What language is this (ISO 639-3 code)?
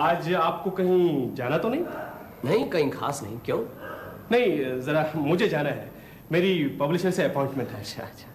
hin